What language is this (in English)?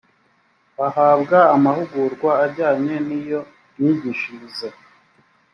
Kinyarwanda